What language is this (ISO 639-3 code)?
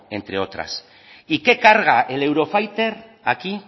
spa